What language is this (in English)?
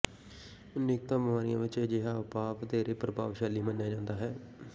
Punjabi